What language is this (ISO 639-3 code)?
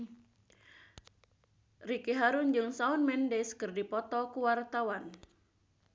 sun